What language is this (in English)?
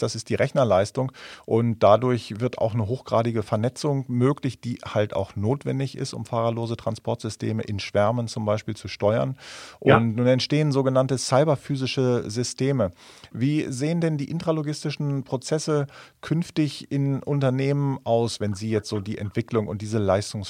German